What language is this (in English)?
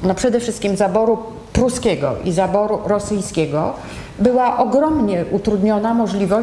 Polish